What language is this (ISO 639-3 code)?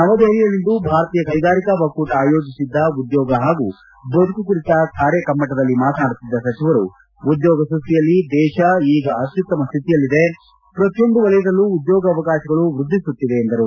kan